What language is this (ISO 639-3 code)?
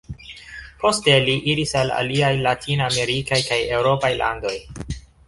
epo